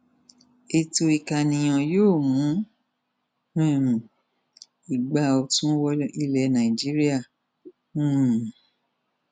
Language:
Yoruba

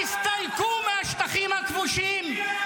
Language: Hebrew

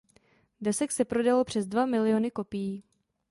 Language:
Czech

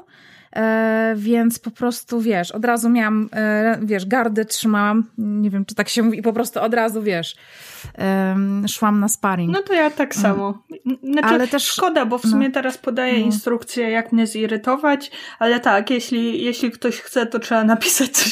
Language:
Polish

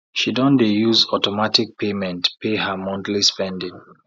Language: Nigerian Pidgin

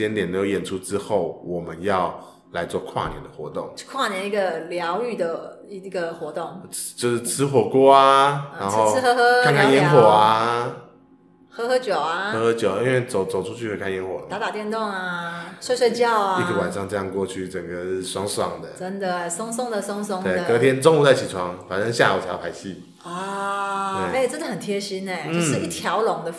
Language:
Chinese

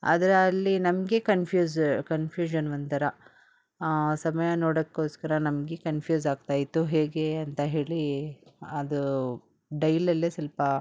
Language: Kannada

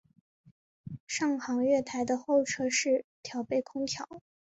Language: Chinese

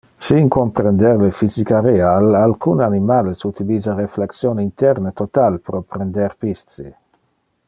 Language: Interlingua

